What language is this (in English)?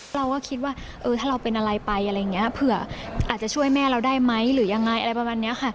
Thai